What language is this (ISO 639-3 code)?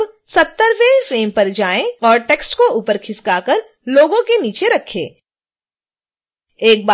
hin